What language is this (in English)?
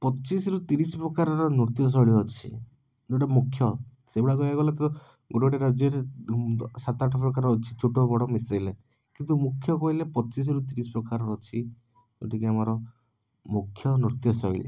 Odia